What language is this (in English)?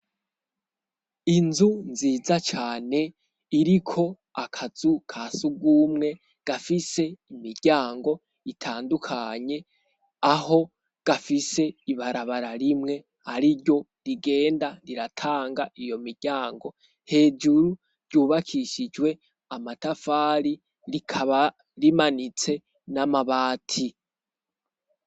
Rundi